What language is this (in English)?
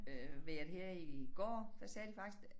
Danish